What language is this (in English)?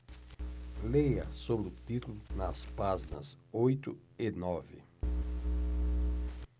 Portuguese